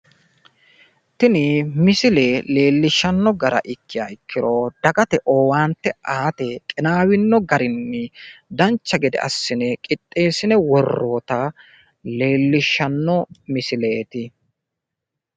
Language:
Sidamo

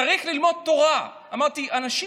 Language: Hebrew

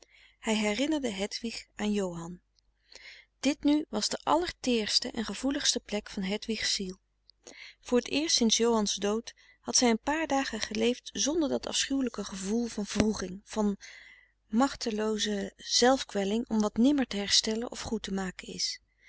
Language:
Dutch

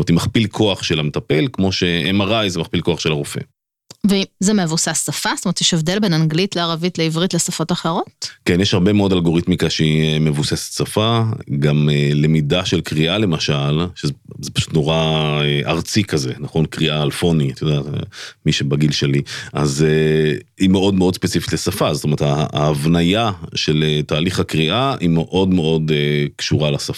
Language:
Hebrew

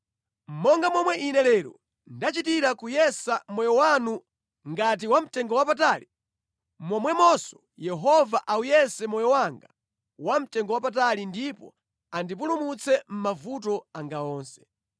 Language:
Nyanja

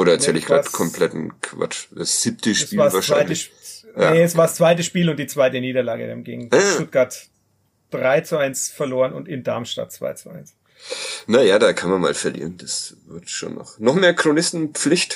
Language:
German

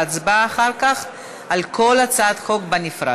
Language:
Hebrew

